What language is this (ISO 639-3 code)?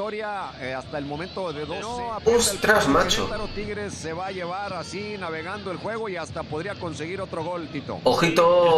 spa